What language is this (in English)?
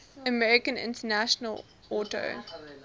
English